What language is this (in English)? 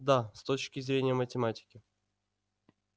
Russian